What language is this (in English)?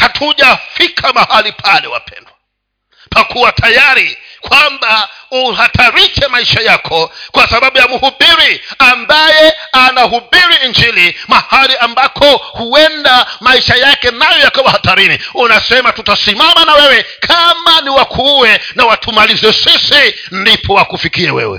Swahili